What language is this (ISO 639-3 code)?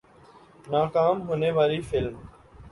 urd